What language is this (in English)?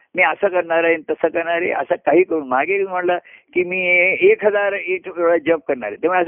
Marathi